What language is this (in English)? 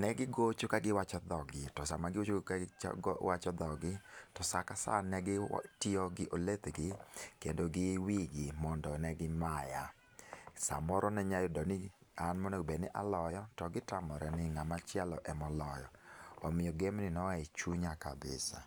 Luo (Kenya and Tanzania)